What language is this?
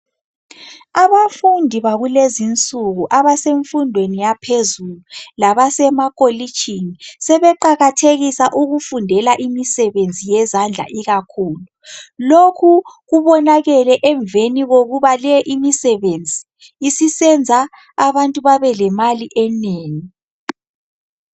North Ndebele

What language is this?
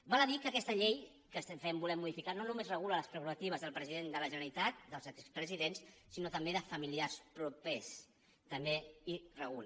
Catalan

